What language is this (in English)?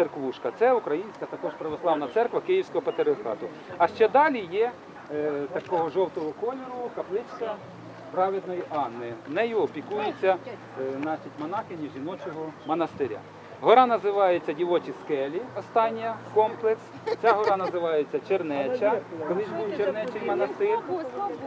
Russian